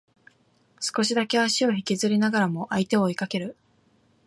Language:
Japanese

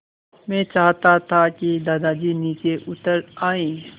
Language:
Hindi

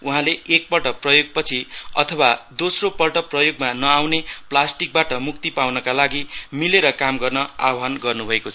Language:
Nepali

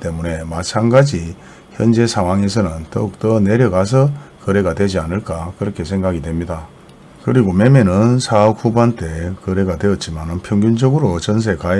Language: Korean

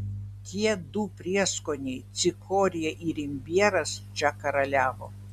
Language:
Lithuanian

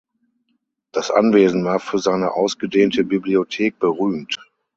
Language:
German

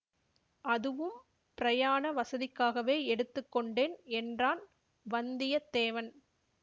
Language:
Tamil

